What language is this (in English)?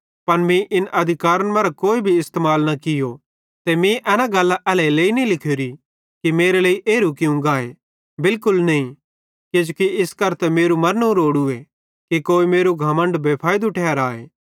Bhadrawahi